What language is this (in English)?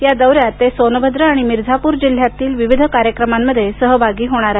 Marathi